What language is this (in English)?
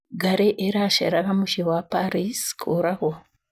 Kikuyu